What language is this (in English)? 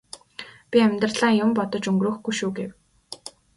Mongolian